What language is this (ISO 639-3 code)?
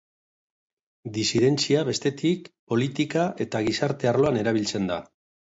eus